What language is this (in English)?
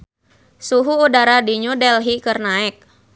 Sundanese